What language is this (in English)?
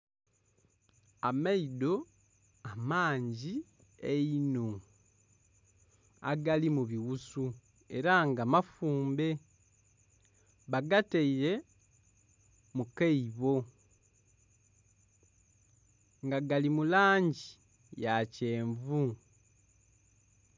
Soga